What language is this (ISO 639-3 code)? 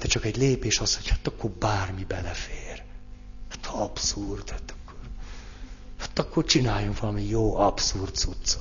hun